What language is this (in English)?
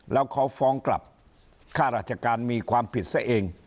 Thai